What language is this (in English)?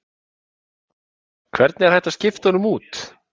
Icelandic